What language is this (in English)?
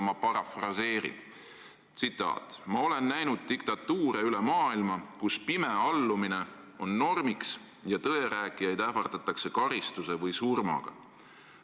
Estonian